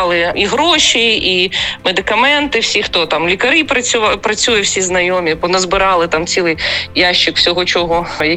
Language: Ukrainian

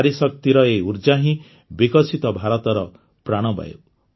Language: Odia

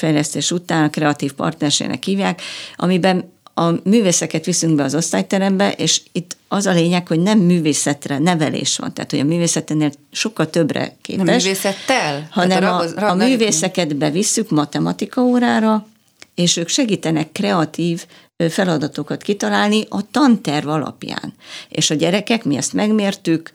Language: Hungarian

